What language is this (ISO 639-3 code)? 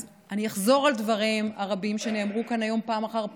heb